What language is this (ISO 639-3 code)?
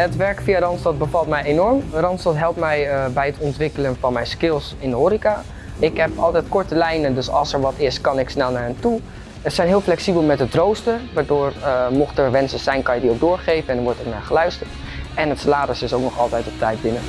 nld